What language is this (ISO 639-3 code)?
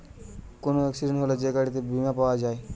ben